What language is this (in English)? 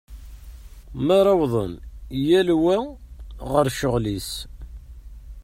Kabyle